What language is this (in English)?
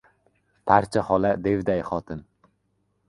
Uzbek